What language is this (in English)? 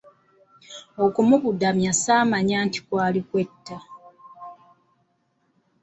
Ganda